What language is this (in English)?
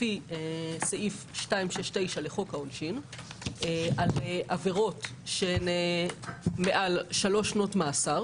Hebrew